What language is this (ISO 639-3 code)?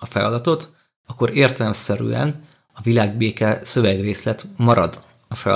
hun